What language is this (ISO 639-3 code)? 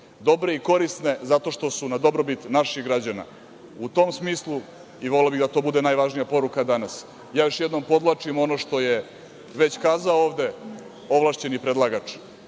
srp